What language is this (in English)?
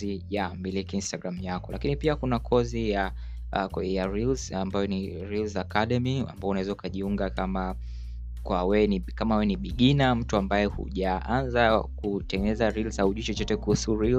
Swahili